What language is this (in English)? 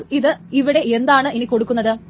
Malayalam